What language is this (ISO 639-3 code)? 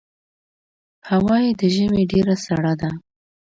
pus